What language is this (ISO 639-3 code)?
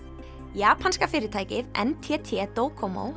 isl